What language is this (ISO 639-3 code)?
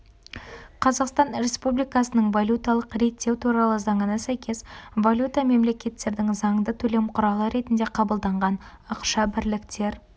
kaz